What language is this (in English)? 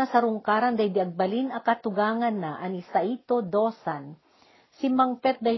Filipino